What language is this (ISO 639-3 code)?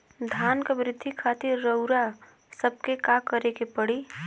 bho